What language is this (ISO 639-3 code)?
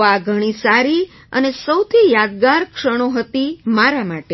guj